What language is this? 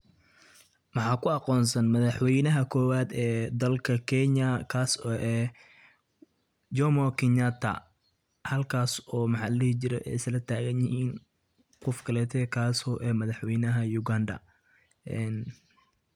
Somali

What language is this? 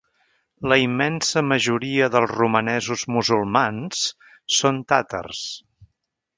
Catalan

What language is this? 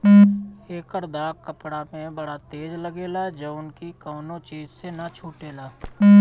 Bhojpuri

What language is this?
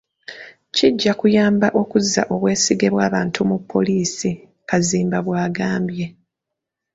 Ganda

